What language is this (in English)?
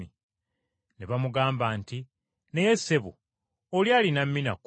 Ganda